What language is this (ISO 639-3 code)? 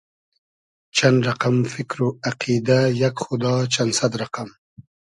haz